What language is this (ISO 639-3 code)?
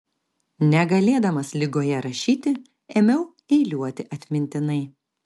lit